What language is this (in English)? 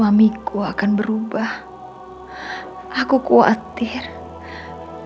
Indonesian